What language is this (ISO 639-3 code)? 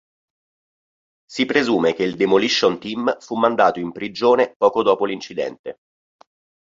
ita